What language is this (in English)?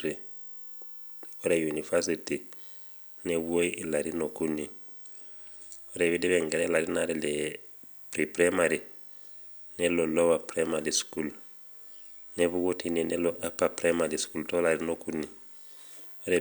Masai